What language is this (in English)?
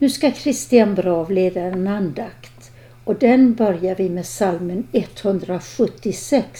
Swedish